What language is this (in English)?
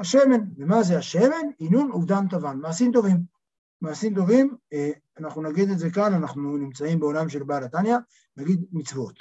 Hebrew